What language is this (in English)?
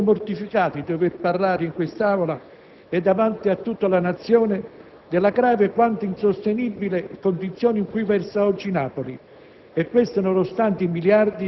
Italian